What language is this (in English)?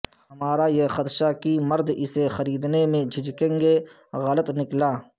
Urdu